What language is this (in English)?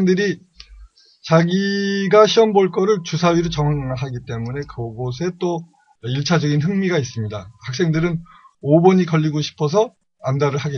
Korean